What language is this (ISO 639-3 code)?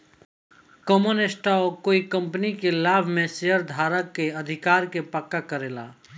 bho